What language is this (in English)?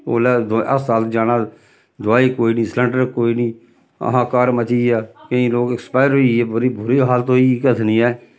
Dogri